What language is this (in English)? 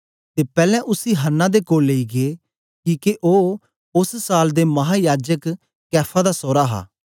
Dogri